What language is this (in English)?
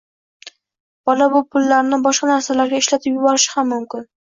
Uzbek